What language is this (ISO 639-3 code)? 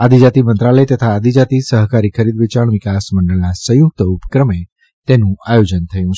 guj